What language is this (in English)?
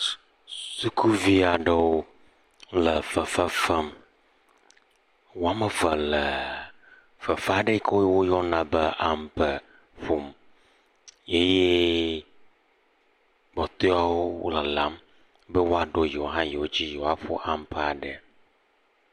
Ewe